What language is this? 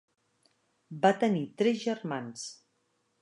Catalan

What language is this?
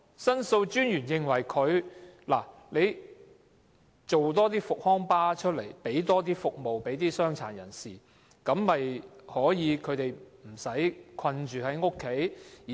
Cantonese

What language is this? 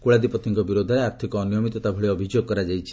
Odia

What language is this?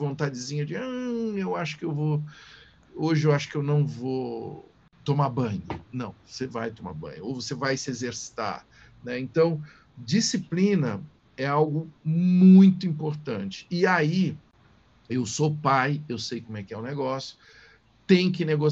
Portuguese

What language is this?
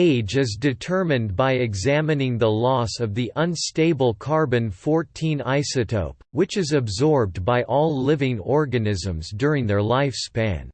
English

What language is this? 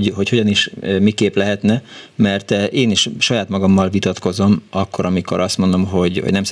Hungarian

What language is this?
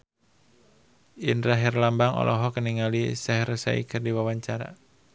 Sundanese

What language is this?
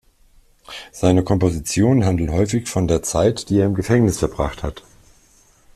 German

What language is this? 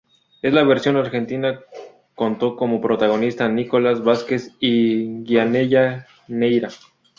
Spanish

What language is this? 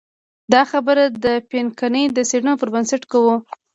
Pashto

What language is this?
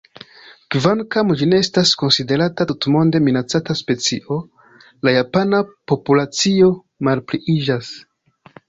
Esperanto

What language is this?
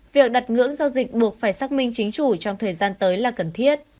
Vietnamese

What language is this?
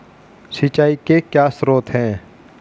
Hindi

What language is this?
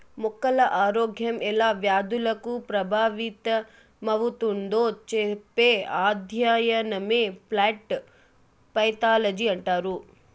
Telugu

